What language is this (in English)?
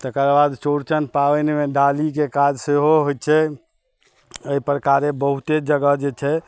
Maithili